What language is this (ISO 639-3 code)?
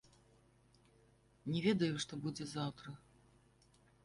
bel